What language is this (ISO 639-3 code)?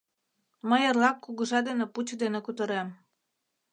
chm